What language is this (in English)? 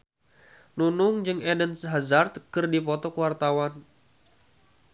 Sundanese